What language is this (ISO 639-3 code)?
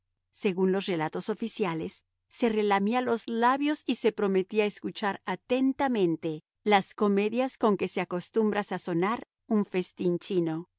spa